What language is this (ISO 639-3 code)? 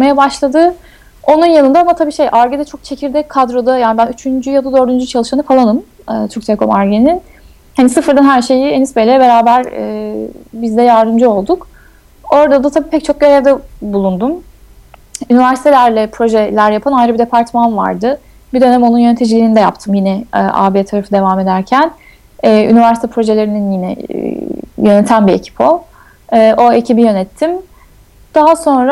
tur